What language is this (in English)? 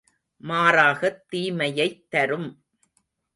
Tamil